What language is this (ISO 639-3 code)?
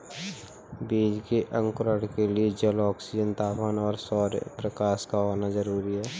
hin